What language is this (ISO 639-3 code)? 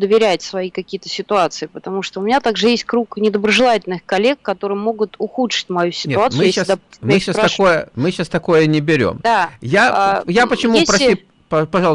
rus